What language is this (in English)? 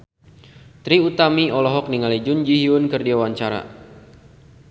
Sundanese